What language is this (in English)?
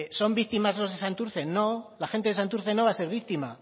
Spanish